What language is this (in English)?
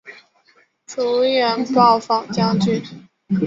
Chinese